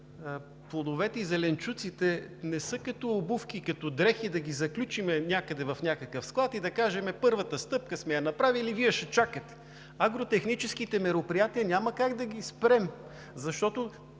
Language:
Bulgarian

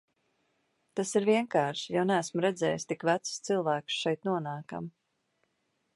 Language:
Latvian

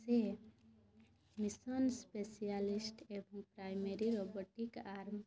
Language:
Odia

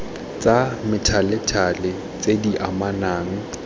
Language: Tswana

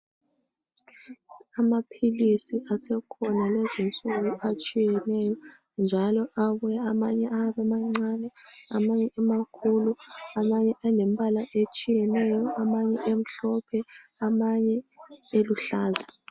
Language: North Ndebele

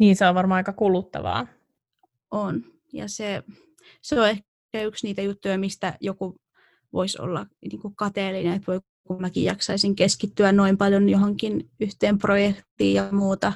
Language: Finnish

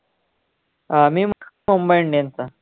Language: Marathi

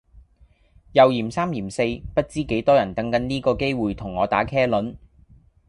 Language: Cantonese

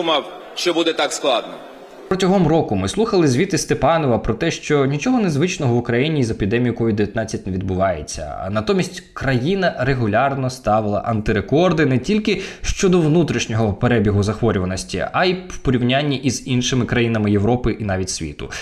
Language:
Ukrainian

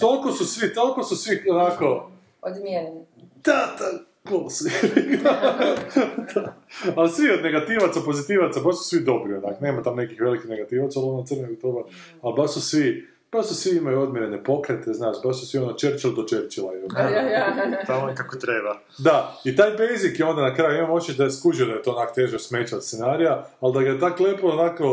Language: Croatian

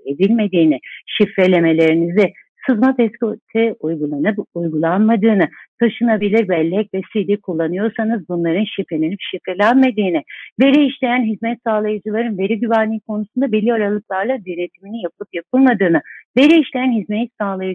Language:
Turkish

